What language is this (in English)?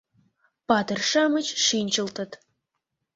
Mari